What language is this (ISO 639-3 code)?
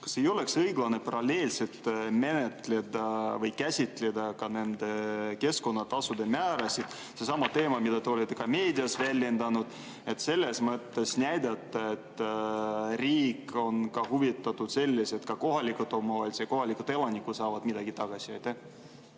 est